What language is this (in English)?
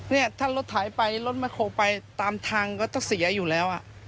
Thai